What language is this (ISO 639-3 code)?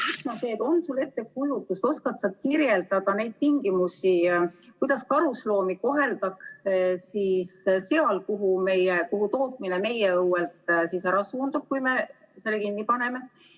est